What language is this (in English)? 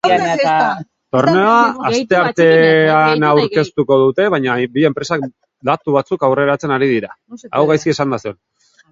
Basque